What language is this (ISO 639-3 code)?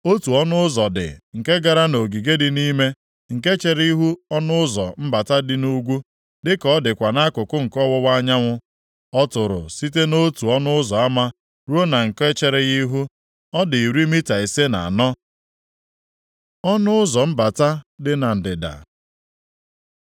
ibo